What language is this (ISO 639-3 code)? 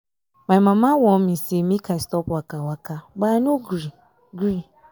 pcm